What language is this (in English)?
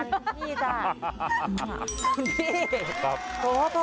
Thai